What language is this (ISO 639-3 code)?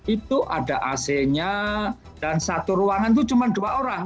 ind